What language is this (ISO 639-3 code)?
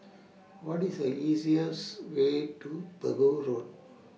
eng